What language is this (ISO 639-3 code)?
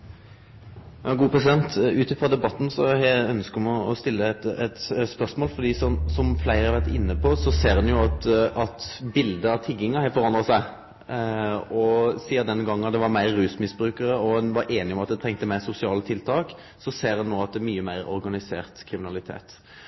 nno